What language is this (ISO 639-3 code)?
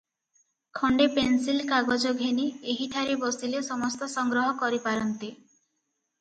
ori